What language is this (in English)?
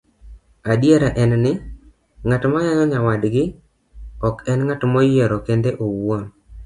Luo (Kenya and Tanzania)